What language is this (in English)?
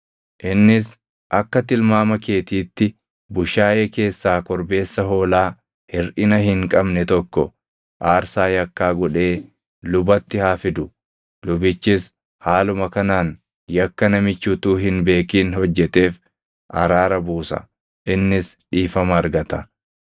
Oromo